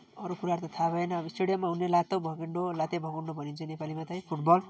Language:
Nepali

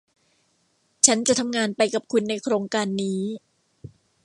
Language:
Thai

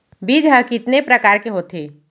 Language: Chhattisgarhi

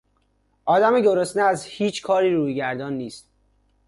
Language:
Persian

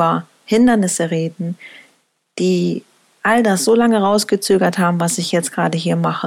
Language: German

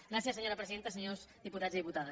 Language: Catalan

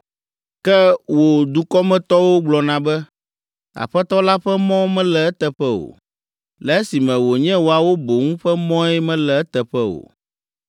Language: Ewe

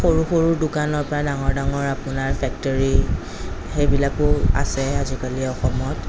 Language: Assamese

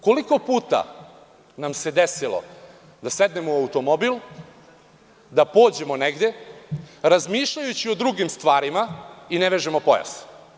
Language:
Serbian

